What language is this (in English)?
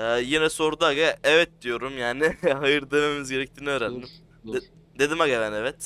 Turkish